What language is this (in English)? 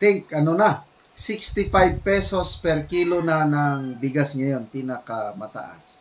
Filipino